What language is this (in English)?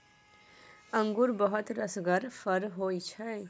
Maithili